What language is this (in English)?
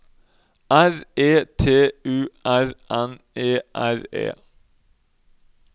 Norwegian